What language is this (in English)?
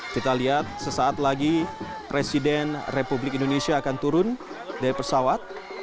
Indonesian